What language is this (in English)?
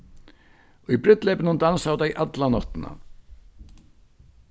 Faroese